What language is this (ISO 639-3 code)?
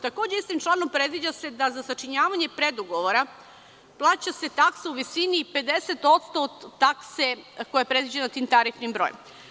srp